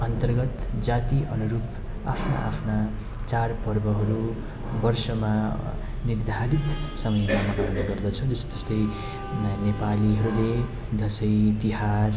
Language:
Nepali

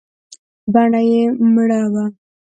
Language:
Pashto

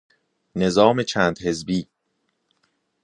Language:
Persian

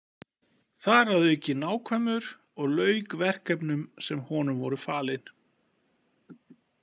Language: Icelandic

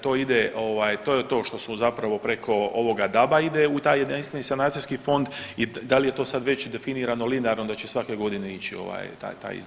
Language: Croatian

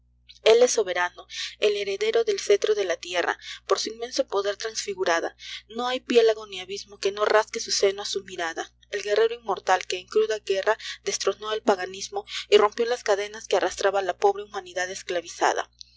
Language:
Spanish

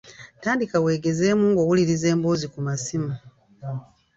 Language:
Ganda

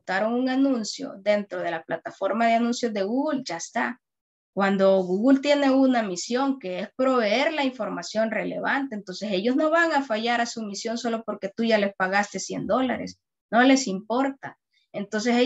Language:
Spanish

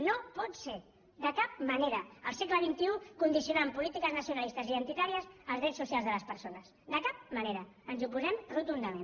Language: Catalan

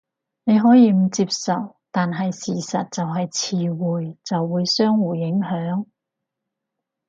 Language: Cantonese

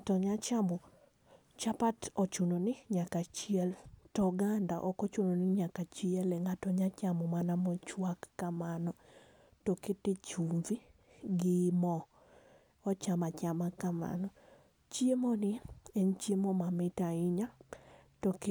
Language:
Luo (Kenya and Tanzania)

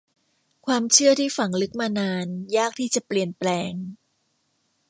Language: Thai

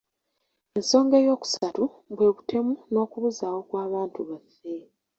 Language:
Ganda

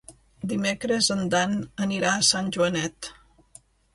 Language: Catalan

